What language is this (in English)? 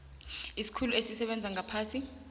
South Ndebele